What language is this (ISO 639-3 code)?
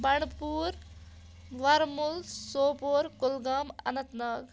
kas